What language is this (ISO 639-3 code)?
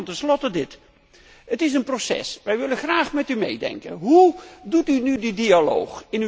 nld